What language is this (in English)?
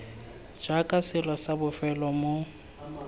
Tswana